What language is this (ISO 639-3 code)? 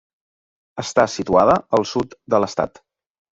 cat